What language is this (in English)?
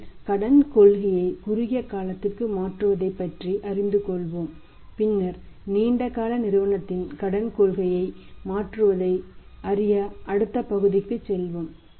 Tamil